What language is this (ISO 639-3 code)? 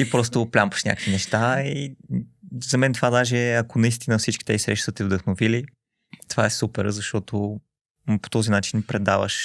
bul